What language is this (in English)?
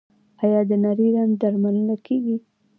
Pashto